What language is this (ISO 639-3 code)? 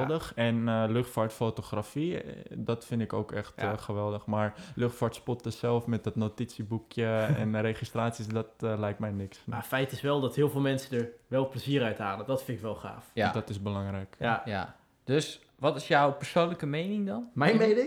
nld